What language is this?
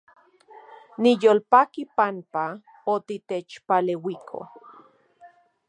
Central Puebla Nahuatl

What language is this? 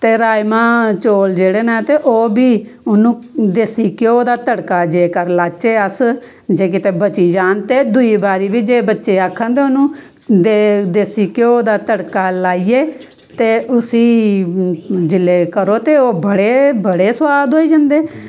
Dogri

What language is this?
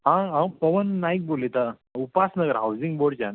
Konkani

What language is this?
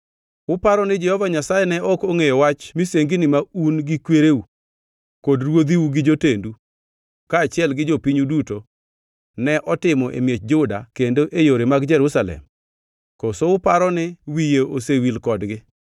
Luo (Kenya and Tanzania)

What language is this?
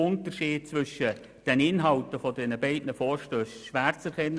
Swiss German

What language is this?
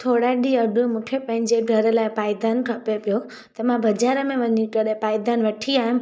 Sindhi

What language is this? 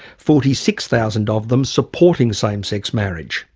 English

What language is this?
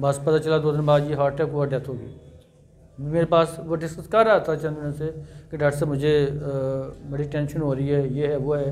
Hindi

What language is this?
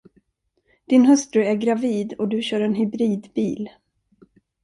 Swedish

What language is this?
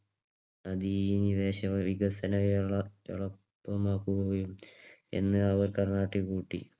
Malayalam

